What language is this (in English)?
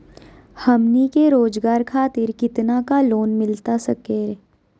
Magahi